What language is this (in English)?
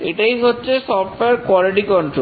Bangla